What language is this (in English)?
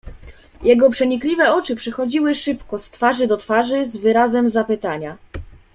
Polish